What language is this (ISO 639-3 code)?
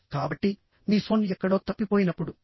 tel